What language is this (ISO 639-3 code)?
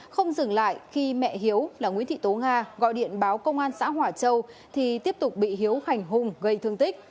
vie